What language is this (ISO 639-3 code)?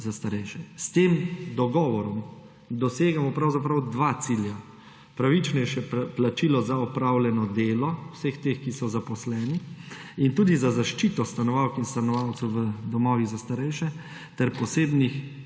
slv